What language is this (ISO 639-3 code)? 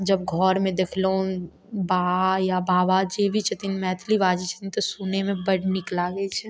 mai